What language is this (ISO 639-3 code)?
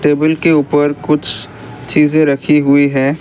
hin